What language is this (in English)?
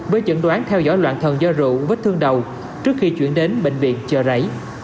Vietnamese